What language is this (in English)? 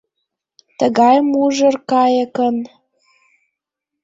Mari